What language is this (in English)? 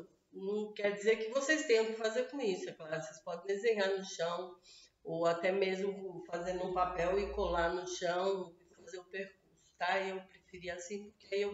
Portuguese